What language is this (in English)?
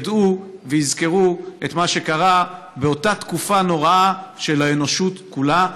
Hebrew